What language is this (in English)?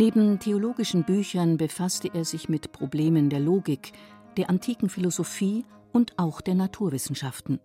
German